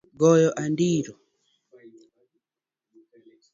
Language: Luo (Kenya and Tanzania)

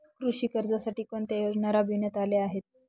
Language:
Marathi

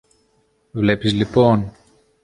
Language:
Greek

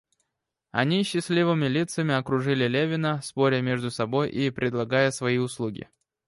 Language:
Russian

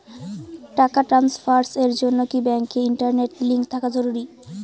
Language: Bangla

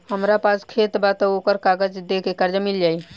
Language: Bhojpuri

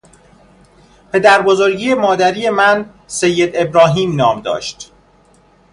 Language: Persian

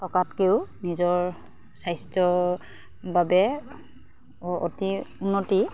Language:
Assamese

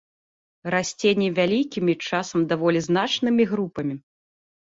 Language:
Belarusian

